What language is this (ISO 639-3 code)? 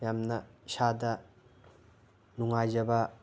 mni